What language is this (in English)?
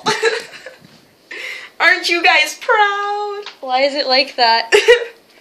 English